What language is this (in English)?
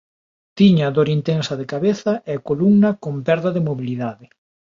Galician